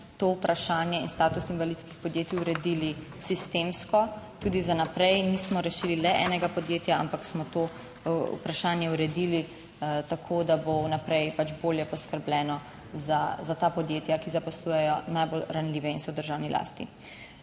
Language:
Slovenian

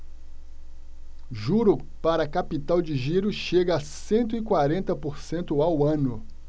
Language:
Portuguese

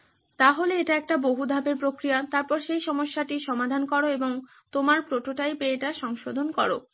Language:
Bangla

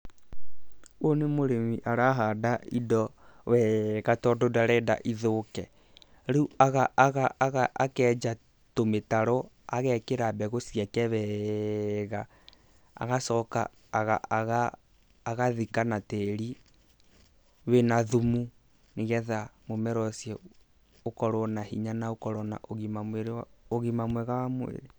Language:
Kikuyu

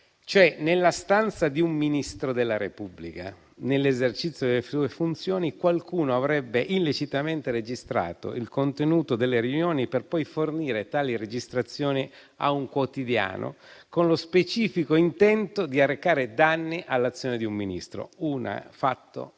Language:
Italian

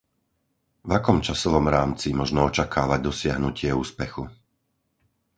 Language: Slovak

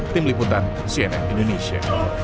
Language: Indonesian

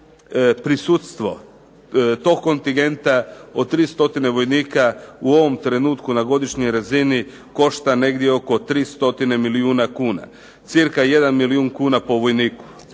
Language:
Croatian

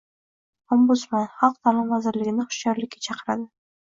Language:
Uzbek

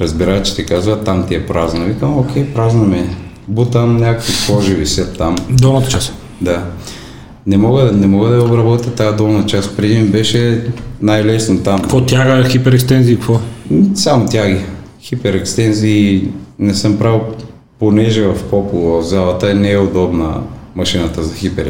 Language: Bulgarian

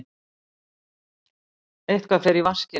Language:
Icelandic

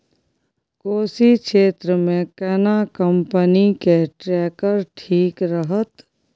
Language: Maithili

